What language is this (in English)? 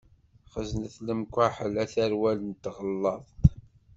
Kabyle